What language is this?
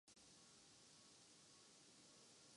Urdu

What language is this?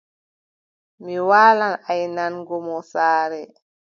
Adamawa Fulfulde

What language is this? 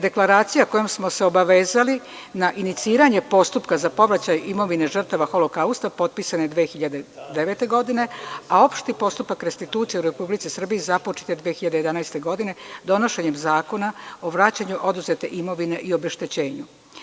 Serbian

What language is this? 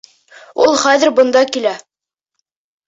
Bashkir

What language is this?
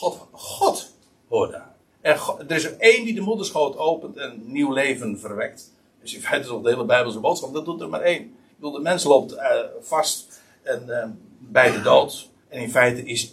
Dutch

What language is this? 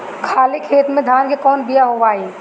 Bhojpuri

